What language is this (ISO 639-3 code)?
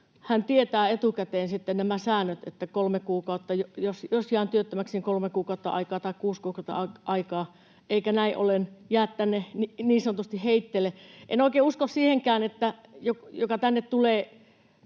fin